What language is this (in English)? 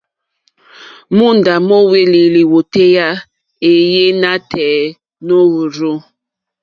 Mokpwe